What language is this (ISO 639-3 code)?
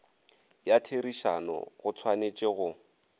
nso